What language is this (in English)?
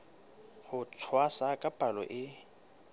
Southern Sotho